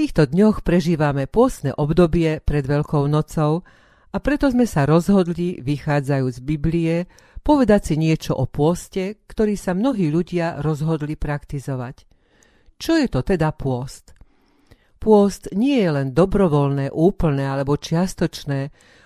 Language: Slovak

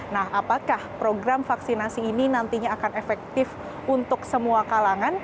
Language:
Indonesian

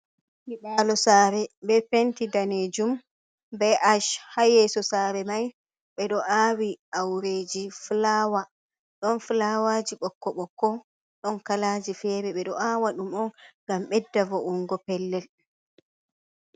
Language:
Fula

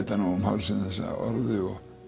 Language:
Icelandic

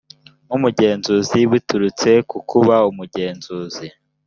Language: Kinyarwanda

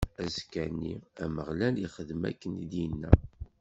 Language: Kabyle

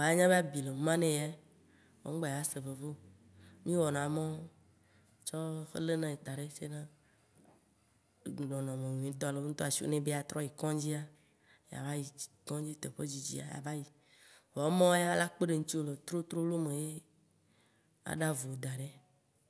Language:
Waci Gbe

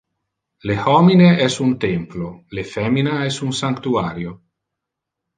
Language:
Interlingua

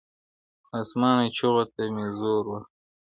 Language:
Pashto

